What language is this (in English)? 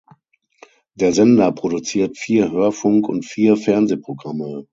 German